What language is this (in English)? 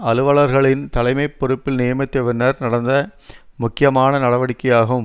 Tamil